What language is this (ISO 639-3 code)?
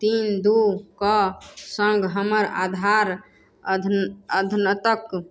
mai